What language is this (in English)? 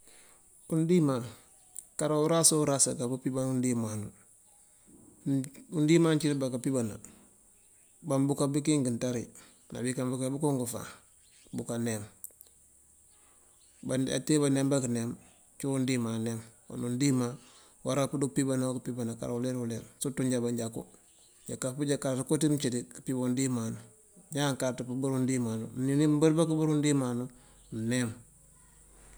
Mandjak